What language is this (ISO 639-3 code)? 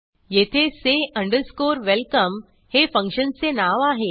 mar